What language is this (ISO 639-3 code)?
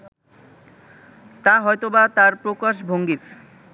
ben